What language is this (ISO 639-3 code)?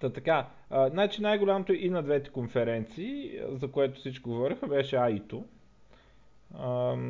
bul